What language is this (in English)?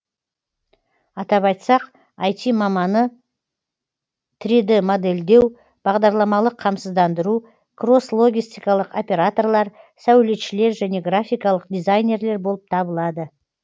Kazakh